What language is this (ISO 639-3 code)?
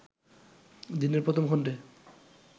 ben